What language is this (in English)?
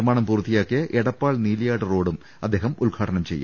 Malayalam